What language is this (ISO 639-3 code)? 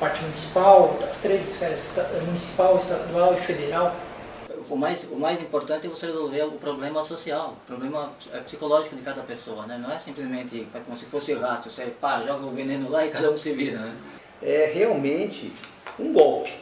por